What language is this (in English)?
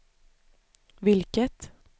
Swedish